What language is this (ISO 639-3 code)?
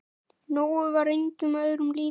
isl